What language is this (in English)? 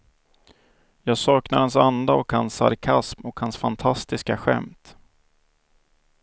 Swedish